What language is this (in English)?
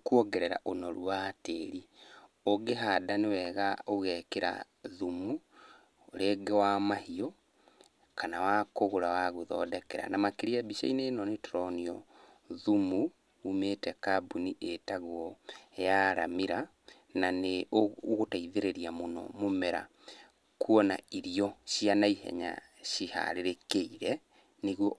Kikuyu